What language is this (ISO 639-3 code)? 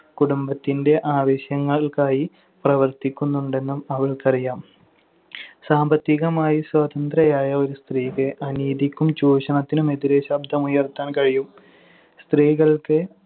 mal